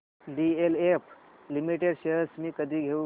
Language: Marathi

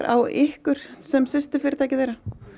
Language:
Icelandic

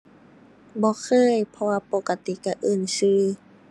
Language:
Thai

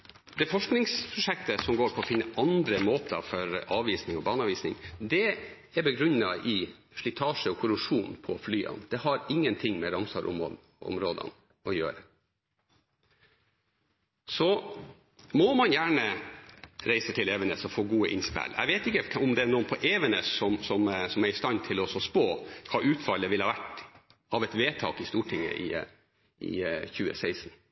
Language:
Norwegian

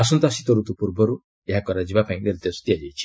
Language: Odia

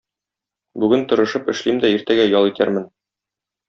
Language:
Tatar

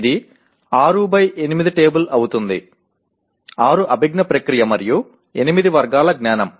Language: Telugu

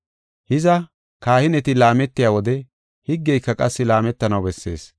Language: Gofa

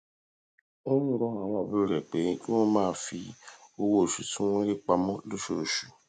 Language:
Yoruba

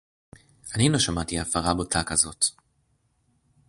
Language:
Hebrew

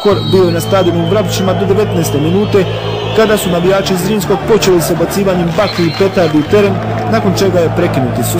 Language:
Romanian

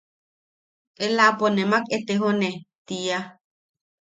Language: Yaqui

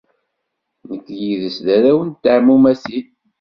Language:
Kabyle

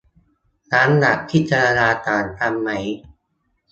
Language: Thai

